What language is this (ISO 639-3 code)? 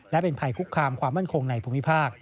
tha